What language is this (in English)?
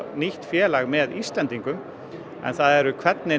Icelandic